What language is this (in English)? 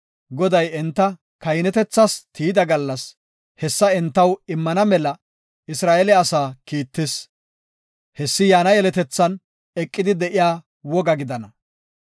Gofa